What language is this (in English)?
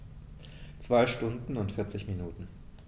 German